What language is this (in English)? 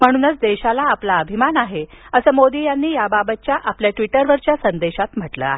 Marathi